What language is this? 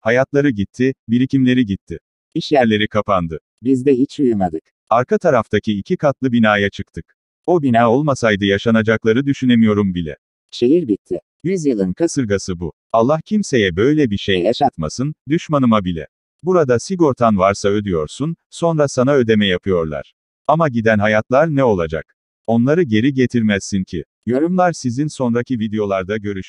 Turkish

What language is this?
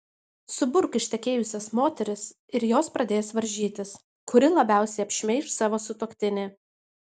Lithuanian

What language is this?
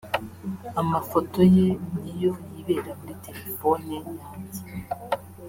Kinyarwanda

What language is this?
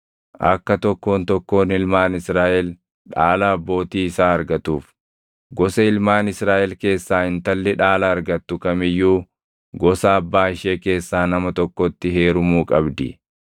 Oromo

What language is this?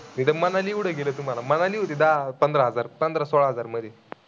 Marathi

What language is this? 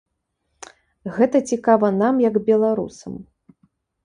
Belarusian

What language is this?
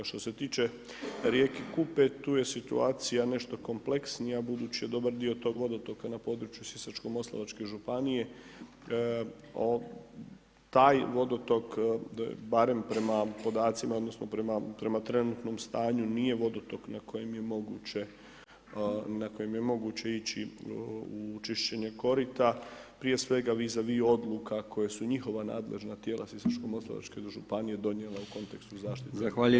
Croatian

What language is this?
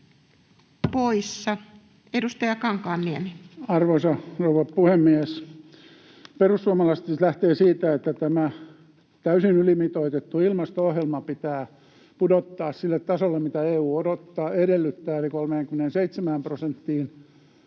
Finnish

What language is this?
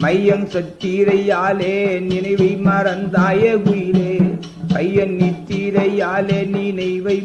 Tamil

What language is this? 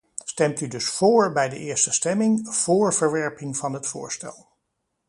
Dutch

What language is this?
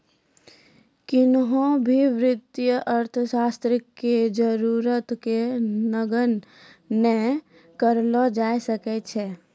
Maithili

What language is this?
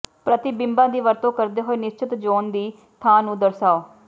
Punjabi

